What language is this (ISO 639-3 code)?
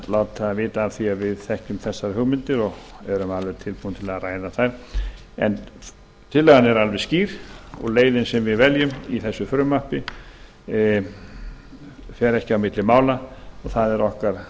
isl